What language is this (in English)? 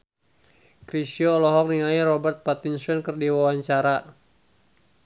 Sundanese